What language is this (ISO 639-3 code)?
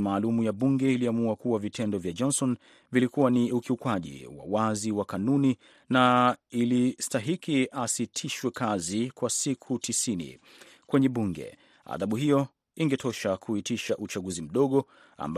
swa